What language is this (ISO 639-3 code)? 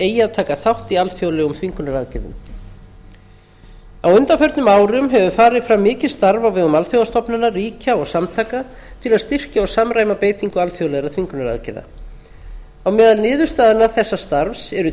isl